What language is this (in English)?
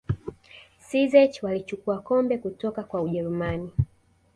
Swahili